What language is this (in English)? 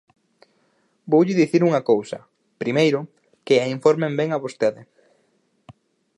Galician